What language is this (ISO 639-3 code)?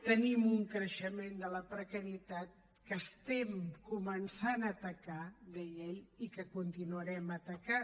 cat